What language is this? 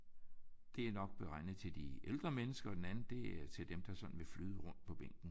Danish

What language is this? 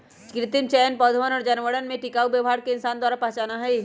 Magahi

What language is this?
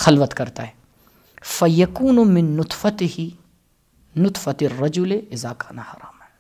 Urdu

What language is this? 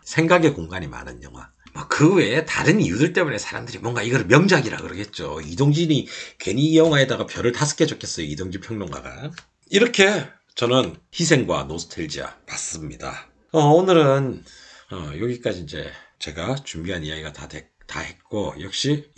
Korean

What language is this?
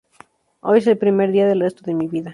Spanish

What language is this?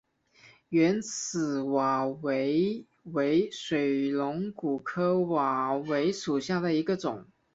Chinese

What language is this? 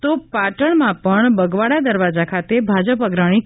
Gujarati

